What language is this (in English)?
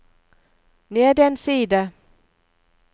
Norwegian